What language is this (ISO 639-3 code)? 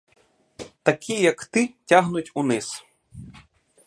ukr